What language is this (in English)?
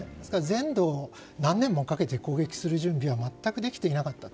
Japanese